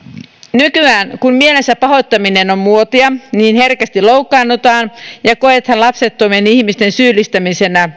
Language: Finnish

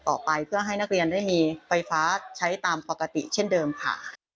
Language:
Thai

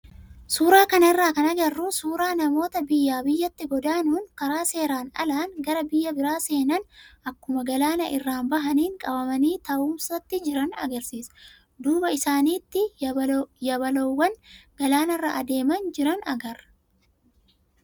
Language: Oromo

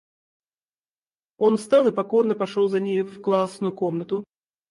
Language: Russian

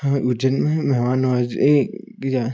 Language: Hindi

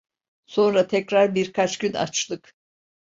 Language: Turkish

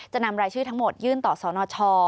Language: Thai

